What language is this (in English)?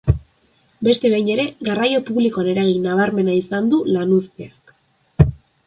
Basque